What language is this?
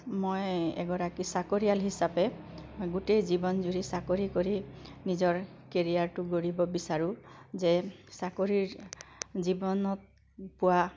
Assamese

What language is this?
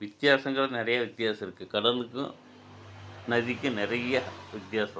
Tamil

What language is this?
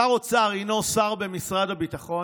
Hebrew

